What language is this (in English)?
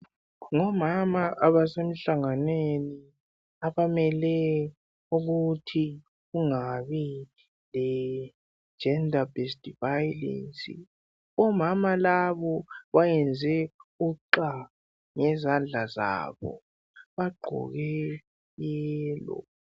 North Ndebele